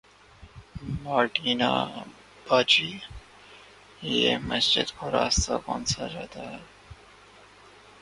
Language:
Urdu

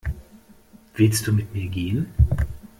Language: German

